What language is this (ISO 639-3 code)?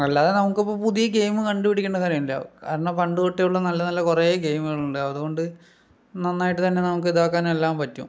mal